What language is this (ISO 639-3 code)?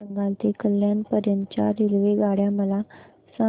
mar